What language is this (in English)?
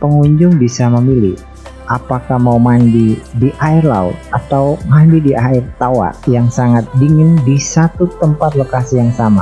Indonesian